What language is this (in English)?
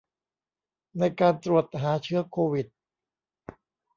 Thai